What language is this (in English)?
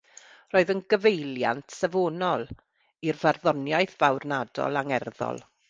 Welsh